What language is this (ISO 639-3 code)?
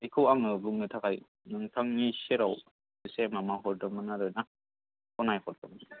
brx